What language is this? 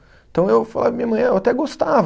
Portuguese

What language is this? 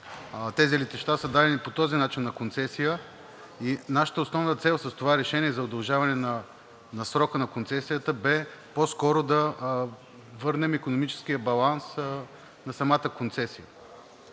Bulgarian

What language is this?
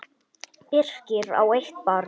Icelandic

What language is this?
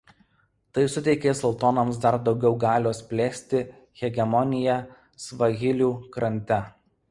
Lithuanian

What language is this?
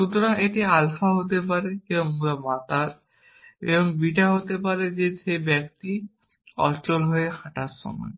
Bangla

